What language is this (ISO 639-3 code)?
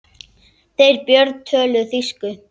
isl